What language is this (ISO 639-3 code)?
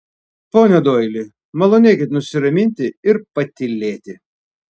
lit